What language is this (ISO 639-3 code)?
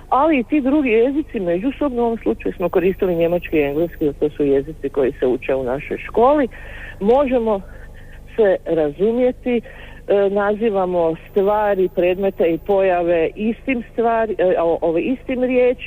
hrv